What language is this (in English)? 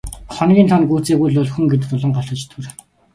Mongolian